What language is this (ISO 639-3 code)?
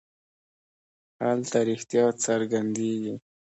pus